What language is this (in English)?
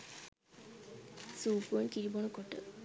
Sinhala